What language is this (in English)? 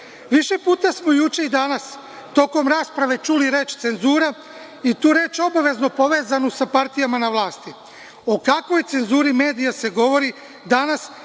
Serbian